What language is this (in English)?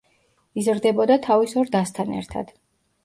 Georgian